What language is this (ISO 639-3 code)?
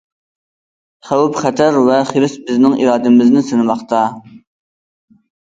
uig